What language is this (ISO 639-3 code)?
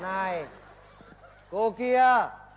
vie